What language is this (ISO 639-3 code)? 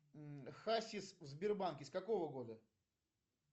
rus